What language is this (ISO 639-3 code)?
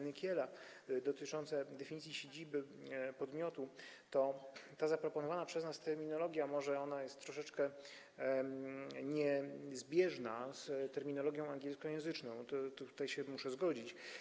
pol